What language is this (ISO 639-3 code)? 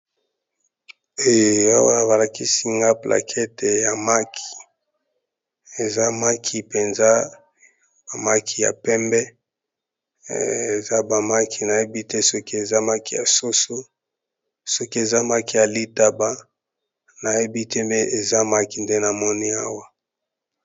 lin